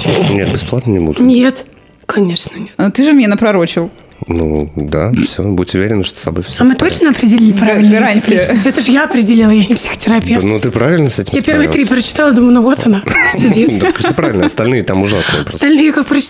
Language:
Russian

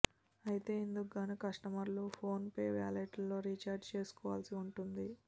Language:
Telugu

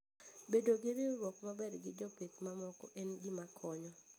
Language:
Luo (Kenya and Tanzania)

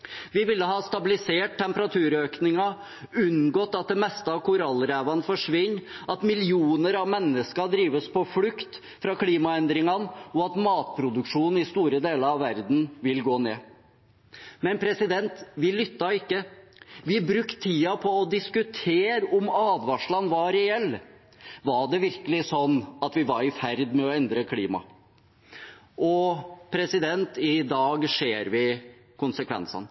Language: Norwegian Bokmål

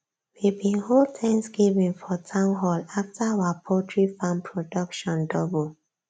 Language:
Nigerian Pidgin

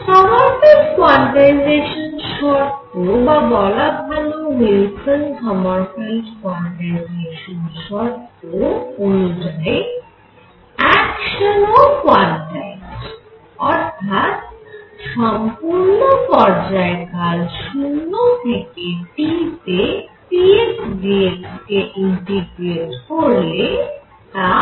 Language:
Bangla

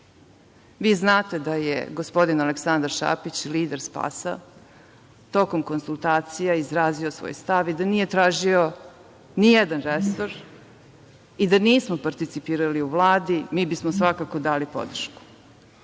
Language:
Serbian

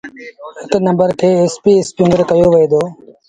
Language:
Sindhi Bhil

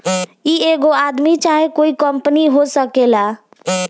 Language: Bhojpuri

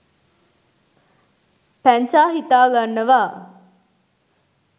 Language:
Sinhala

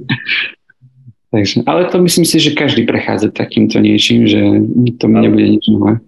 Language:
Slovak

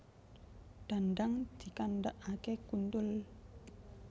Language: Javanese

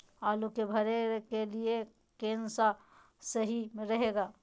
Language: Magahi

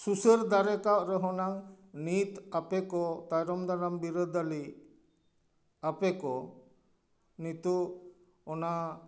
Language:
Santali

